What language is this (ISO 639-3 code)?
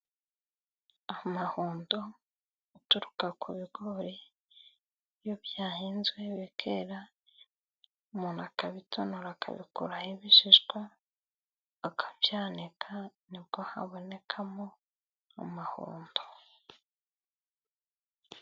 kin